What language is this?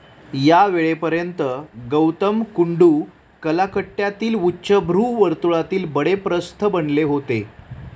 Marathi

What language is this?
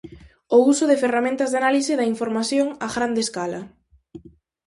Galician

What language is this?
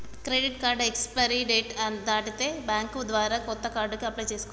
Telugu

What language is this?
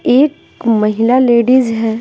Hindi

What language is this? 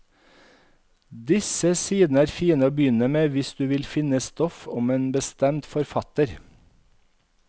Norwegian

